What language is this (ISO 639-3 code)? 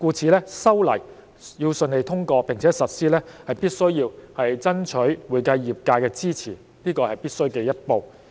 yue